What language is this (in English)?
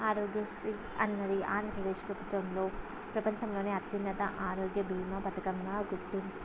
Telugu